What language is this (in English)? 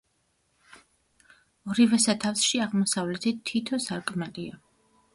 Georgian